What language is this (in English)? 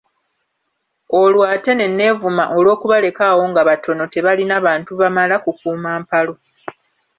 Ganda